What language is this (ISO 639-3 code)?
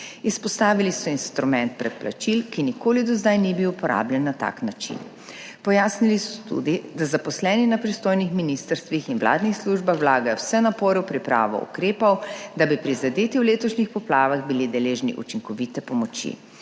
slv